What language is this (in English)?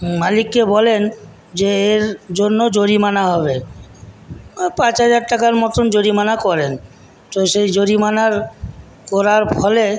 Bangla